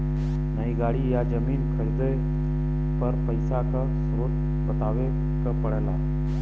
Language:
Bhojpuri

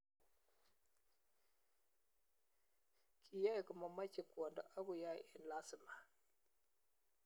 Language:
Kalenjin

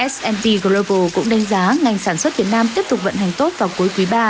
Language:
Vietnamese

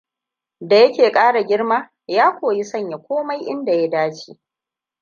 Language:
Hausa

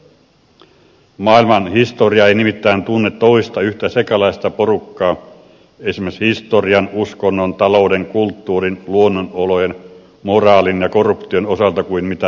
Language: Finnish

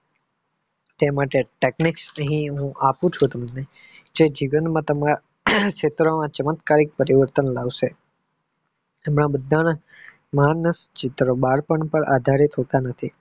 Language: Gujarati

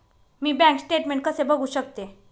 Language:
Marathi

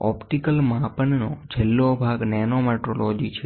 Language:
Gujarati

